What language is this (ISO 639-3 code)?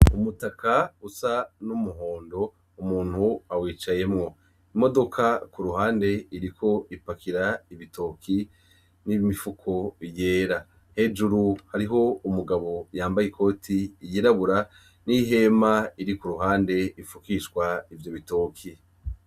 run